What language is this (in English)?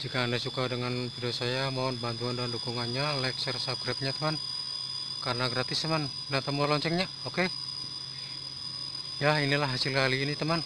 Indonesian